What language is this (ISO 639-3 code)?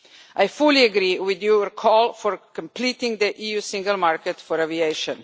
eng